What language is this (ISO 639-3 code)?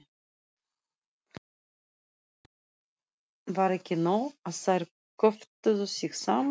isl